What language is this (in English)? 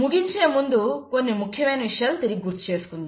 Telugu